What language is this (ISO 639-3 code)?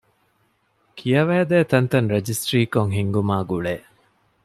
div